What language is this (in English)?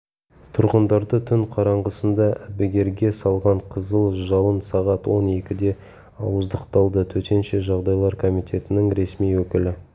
Kazakh